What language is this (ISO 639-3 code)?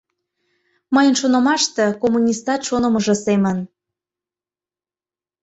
chm